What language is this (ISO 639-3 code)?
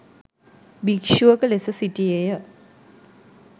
sin